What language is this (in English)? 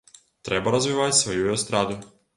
Belarusian